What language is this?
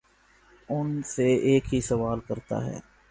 Urdu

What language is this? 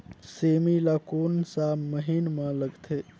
Chhattisgarhi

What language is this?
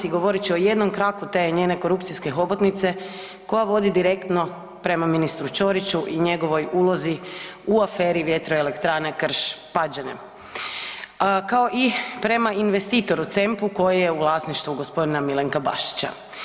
Croatian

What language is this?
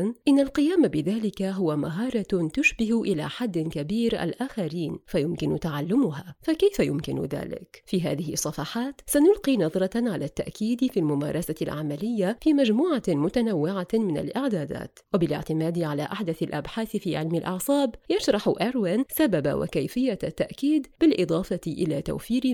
Arabic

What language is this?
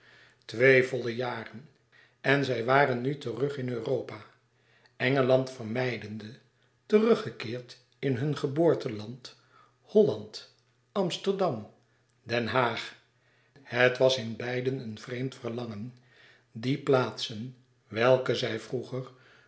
Dutch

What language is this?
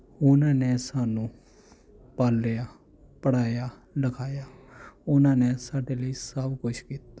Punjabi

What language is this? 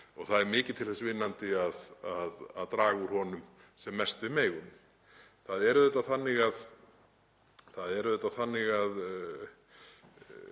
Icelandic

